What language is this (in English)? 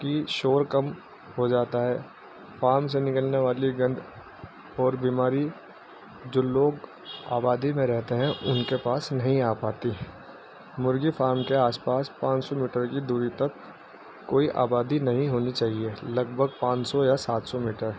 Urdu